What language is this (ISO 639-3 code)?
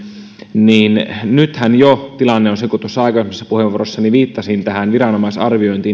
fin